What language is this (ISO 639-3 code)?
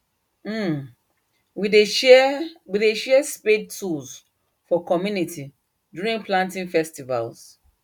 pcm